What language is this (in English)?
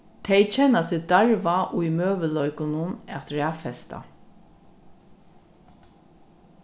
Faroese